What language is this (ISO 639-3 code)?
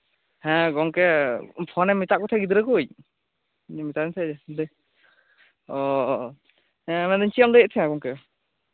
sat